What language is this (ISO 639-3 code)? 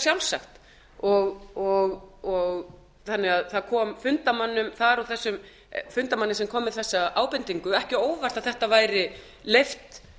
isl